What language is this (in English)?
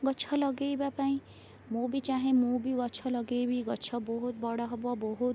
Odia